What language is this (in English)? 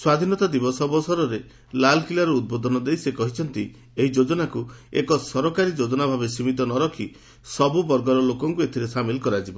Odia